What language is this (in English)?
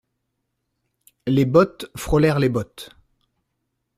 French